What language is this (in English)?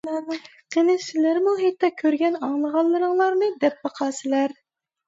Uyghur